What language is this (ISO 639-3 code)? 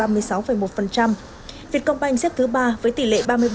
vie